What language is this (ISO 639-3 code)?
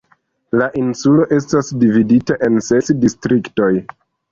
epo